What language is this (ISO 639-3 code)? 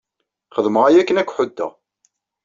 kab